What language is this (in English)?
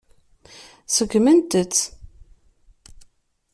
Kabyle